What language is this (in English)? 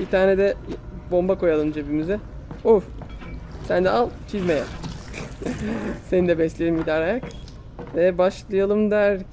Turkish